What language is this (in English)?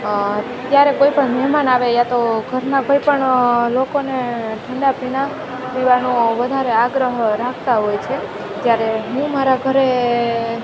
Gujarati